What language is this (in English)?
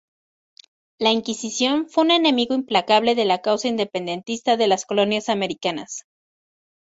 Spanish